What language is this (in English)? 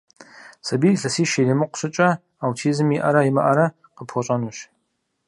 Kabardian